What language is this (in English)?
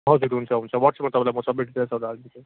Nepali